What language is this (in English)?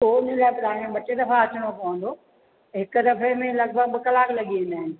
Sindhi